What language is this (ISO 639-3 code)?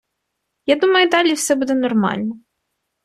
ukr